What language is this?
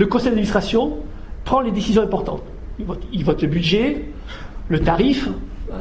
French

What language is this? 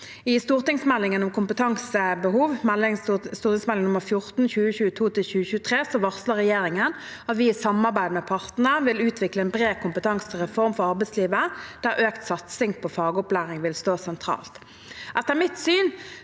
Norwegian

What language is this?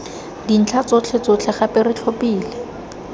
Tswana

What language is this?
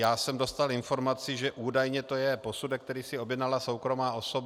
Czech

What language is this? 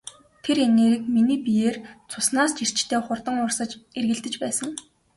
Mongolian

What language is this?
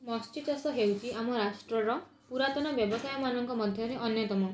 Odia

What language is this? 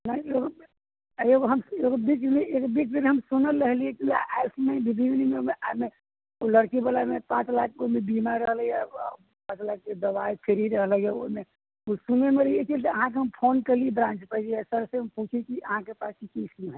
Maithili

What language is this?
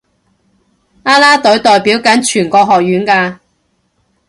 Cantonese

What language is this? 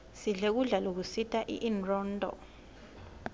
Swati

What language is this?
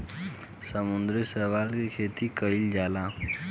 Bhojpuri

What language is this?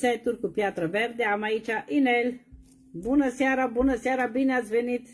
Romanian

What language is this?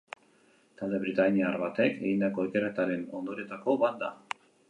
Basque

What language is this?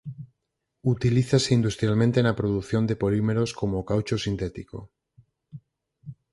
Galician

